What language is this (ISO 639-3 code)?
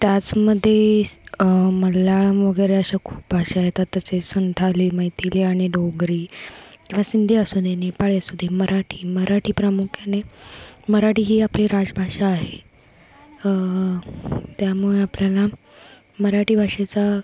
mar